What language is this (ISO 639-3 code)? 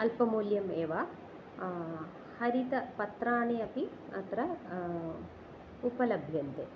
san